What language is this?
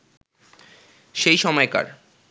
Bangla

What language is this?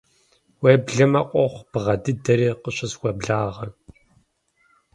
Kabardian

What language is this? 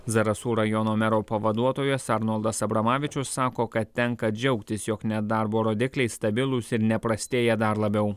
Lithuanian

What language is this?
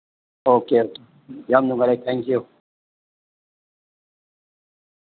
Manipuri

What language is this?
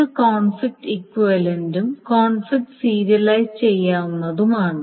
Malayalam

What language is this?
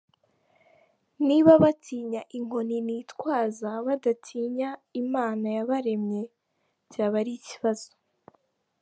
Kinyarwanda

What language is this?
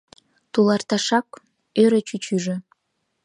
Mari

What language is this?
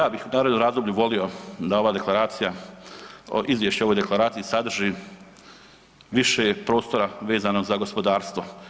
Croatian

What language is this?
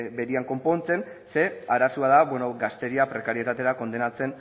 Basque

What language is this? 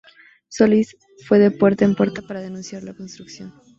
Spanish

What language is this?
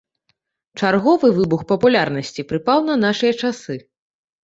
Belarusian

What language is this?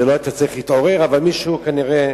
Hebrew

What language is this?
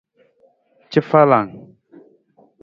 Nawdm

